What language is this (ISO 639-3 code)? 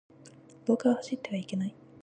jpn